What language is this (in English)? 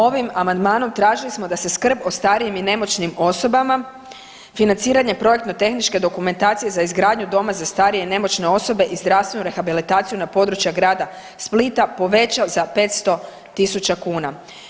Croatian